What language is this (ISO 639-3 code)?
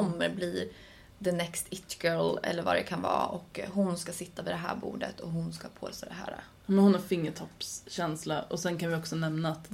swe